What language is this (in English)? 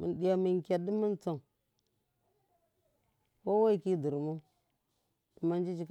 Miya